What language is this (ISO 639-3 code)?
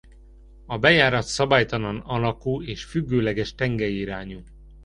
hun